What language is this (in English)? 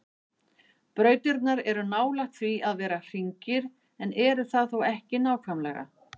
Icelandic